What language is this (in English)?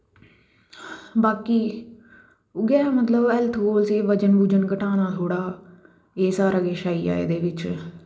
Dogri